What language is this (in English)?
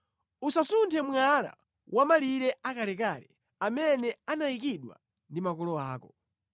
Nyanja